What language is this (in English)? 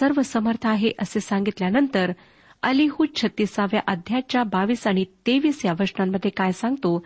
Marathi